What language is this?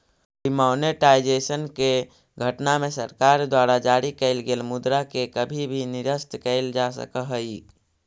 Magahi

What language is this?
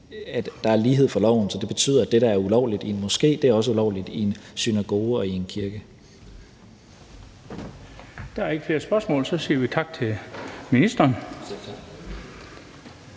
Danish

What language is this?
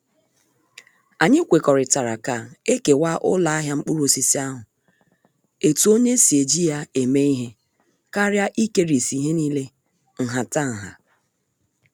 Igbo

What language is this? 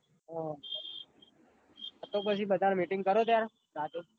Gujarati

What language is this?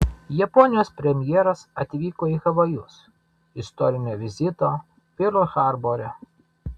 Lithuanian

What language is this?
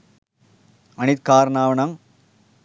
Sinhala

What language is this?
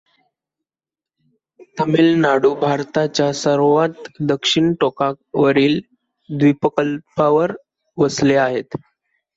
Marathi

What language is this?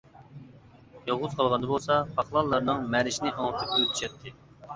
Uyghur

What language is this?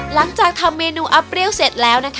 Thai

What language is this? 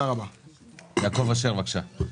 Hebrew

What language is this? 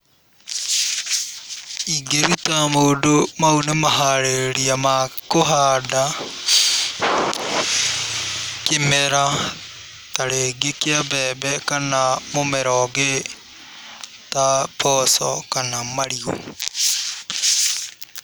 Kikuyu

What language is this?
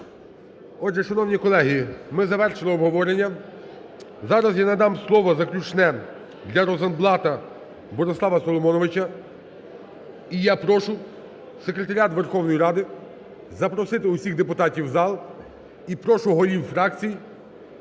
Ukrainian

